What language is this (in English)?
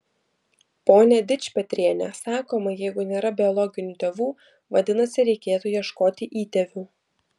Lithuanian